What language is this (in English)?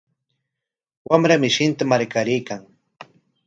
Corongo Ancash Quechua